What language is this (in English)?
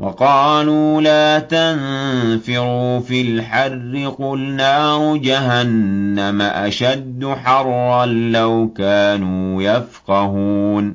Arabic